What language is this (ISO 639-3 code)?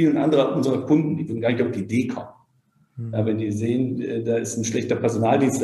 deu